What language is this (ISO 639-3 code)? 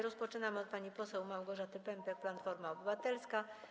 pol